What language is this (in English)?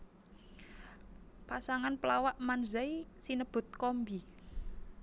Javanese